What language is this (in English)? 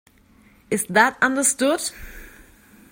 English